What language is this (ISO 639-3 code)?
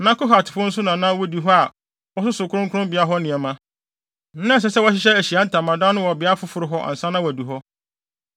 aka